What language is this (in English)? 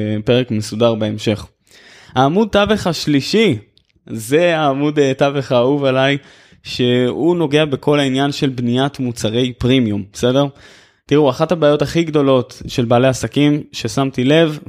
Hebrew